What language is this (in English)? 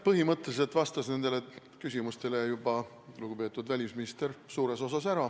Estonian